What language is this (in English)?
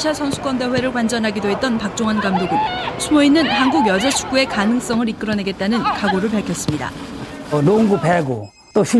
Korean